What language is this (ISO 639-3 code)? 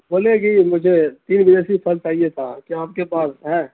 urd